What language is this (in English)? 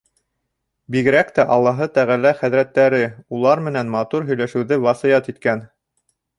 Bashkir